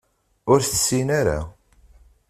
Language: Kabyle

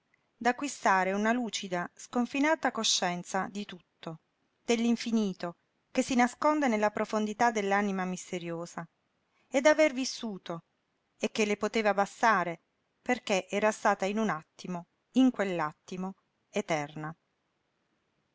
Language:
Italian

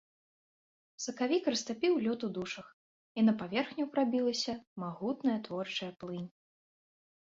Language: Belarusian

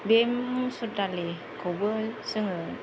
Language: Bodo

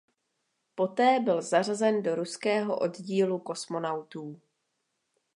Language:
Czech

